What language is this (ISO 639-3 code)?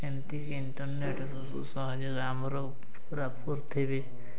ori